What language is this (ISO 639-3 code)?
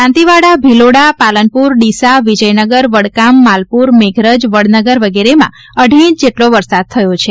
guj